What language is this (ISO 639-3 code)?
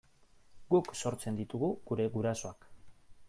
eus